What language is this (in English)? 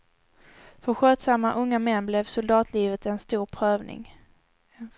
Swedish